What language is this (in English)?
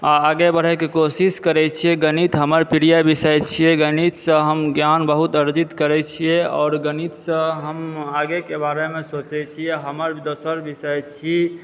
Maithili